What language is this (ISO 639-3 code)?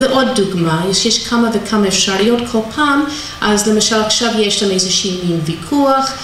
heb